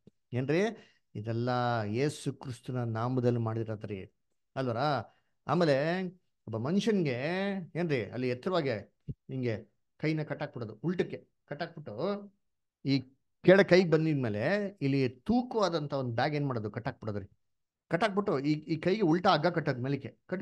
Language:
Kannada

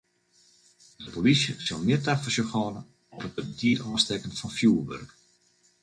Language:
Western Frisian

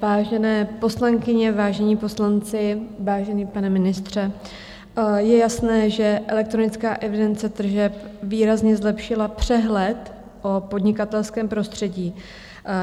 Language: Czech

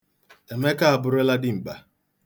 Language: Igbo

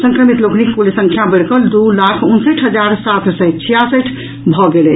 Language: Maithili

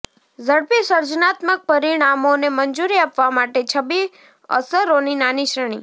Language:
Gujarati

